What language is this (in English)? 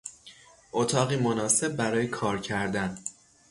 Persian